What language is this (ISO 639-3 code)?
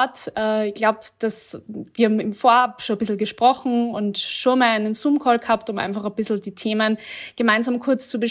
deu